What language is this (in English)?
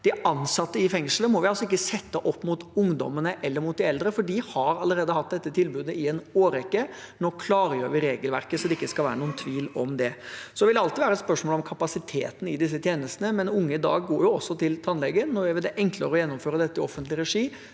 Norwegian